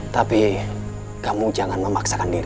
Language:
Indonesian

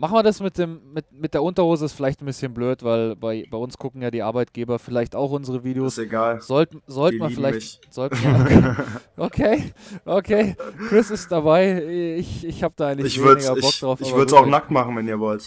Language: German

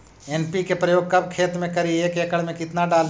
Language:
Magahi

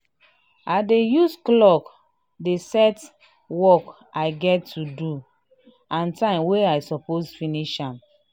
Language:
Nigerian Pidgin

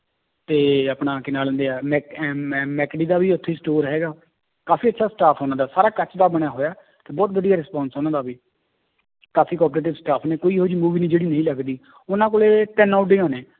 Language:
Punjabi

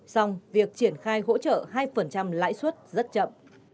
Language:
Vietnamese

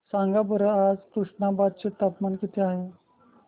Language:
Marathi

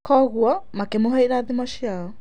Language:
Kikuyu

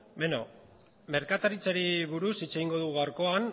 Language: Basque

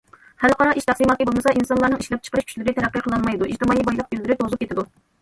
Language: Uyghur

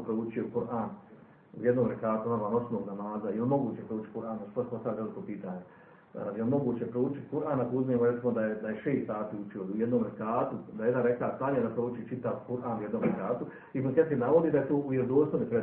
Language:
Croatian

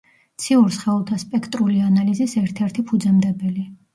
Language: Georgian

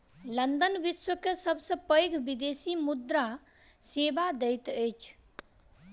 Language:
Maithili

